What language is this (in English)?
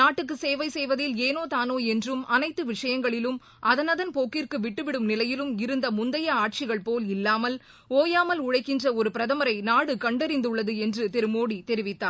Tamil